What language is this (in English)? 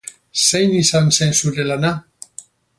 Basque